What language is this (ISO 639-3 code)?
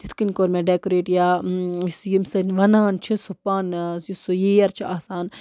kas